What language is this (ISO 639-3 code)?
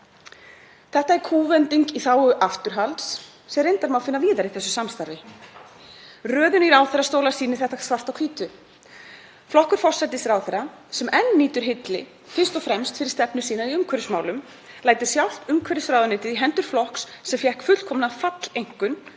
isl